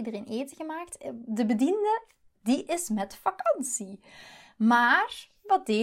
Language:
Dutch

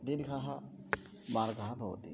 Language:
Sanskrit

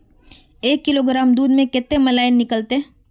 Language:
Magahi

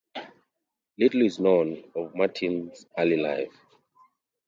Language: English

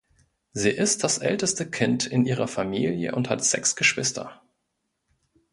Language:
German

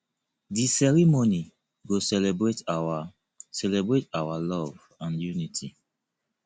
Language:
Nigerian Pidgin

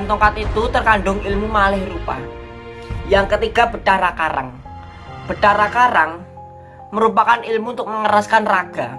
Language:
Indonesian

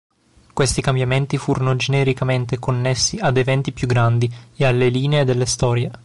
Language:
Italian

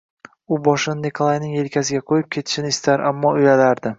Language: Uzbek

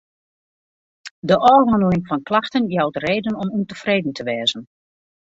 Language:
Western Frisian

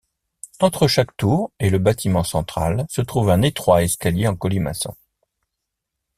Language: French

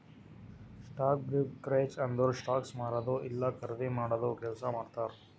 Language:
Kannada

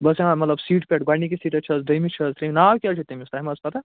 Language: Kashmiri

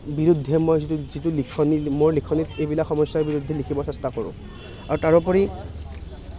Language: Assamese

